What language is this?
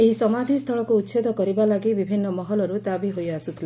Odia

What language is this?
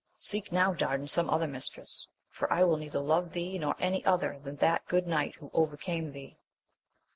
English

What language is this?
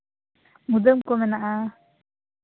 Santali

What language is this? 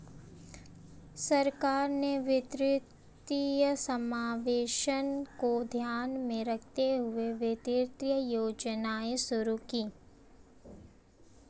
Hindi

